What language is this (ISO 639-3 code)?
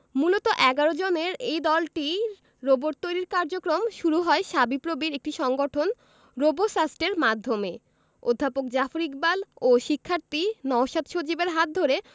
ben